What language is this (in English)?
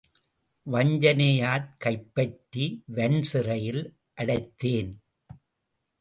Tamil